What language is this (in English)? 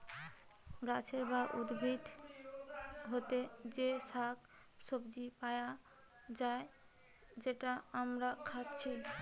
Bangla